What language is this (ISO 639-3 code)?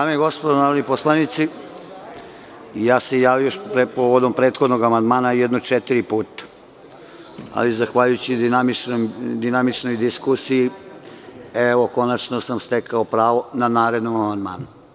srp